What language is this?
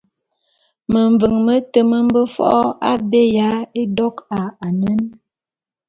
Bulu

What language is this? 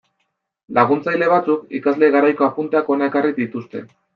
Basque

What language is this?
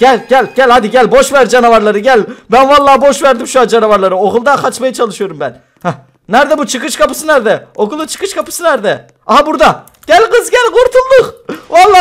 Turkish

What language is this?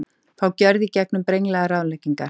Icelandic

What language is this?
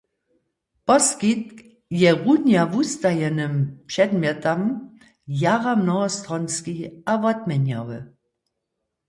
Upper Sorbian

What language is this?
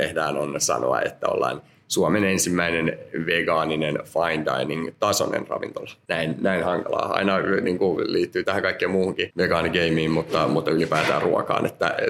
Finnish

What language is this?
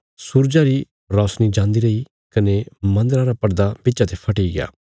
Bilaspuri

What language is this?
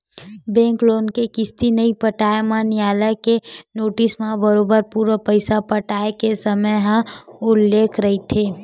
Chhattisgarhi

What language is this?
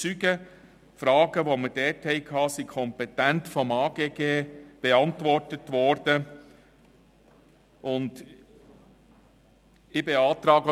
Swiss German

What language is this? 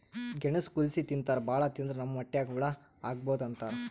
Kannada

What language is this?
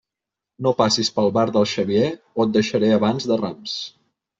Catalan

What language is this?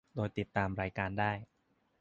Thai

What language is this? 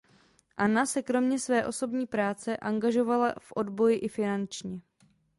Czech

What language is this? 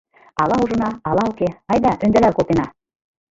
Mari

